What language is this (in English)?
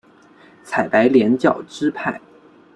Chinese